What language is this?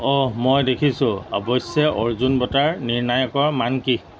Assamese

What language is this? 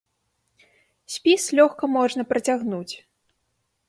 Belarusian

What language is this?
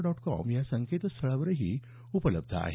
Marathi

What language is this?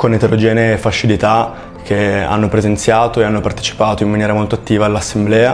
Italian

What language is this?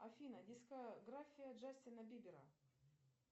Russian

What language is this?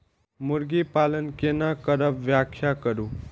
Maithili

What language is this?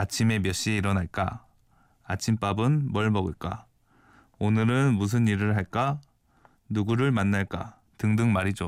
Korean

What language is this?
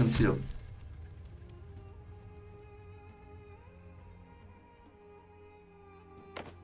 Turkish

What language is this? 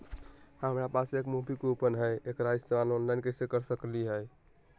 Magahi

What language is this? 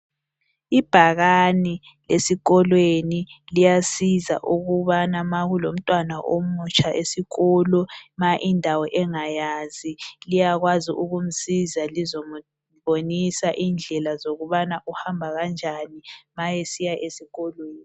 North Ndebele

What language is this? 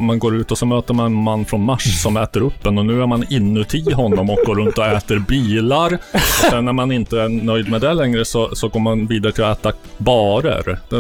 Swedish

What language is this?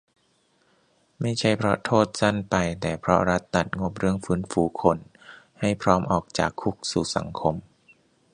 Thai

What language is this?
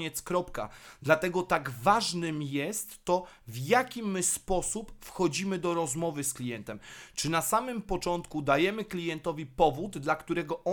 Polish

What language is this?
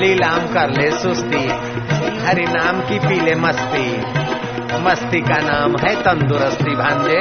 Hindi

